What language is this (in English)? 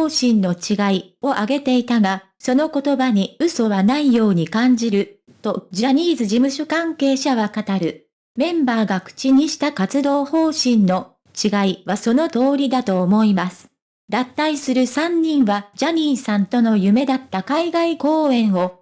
Japanese